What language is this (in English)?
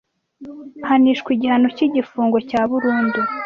Kinyarwanda